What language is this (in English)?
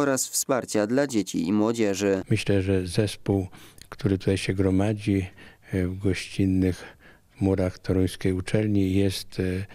Polish